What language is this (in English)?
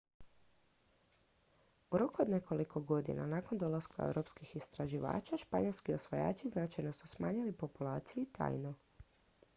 Croatian